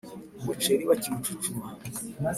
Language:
Kinyarwanda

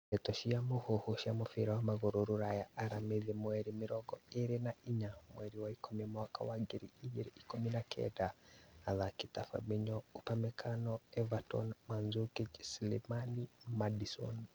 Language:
Kikuyu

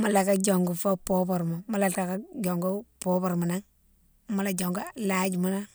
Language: Mansoanka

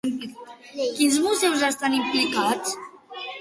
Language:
Catalan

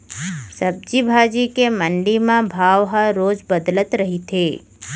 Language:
Chhattisgarhi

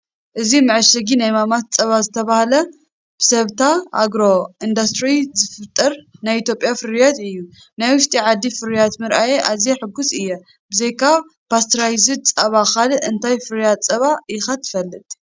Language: Tigrinya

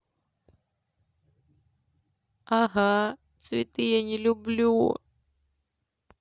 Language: Russian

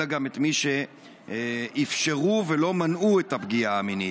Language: Hebrew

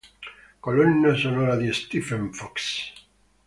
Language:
Italian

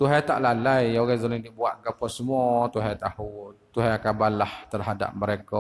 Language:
Malay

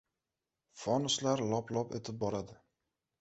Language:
Uzbek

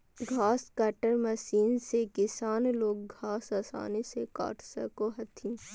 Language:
Magahi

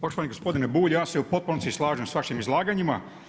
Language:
Croatian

